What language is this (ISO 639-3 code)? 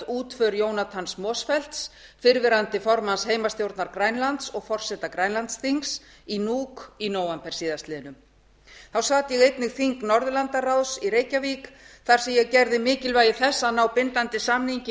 isl